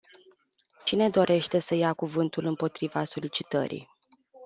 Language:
Romanian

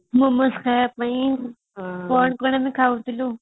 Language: Odia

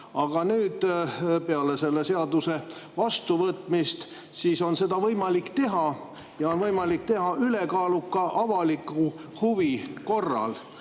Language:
Estonian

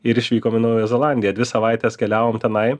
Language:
Lithuanian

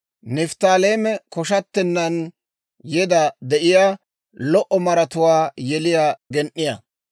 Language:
Dawro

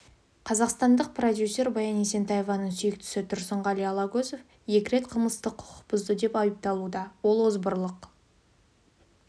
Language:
Kazakh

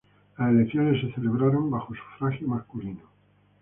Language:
Spanish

